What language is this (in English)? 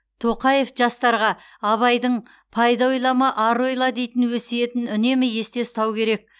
Kazakh